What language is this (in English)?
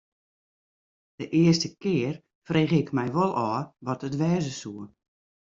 Western Frisian